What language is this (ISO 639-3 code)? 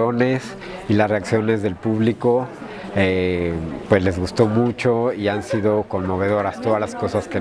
spa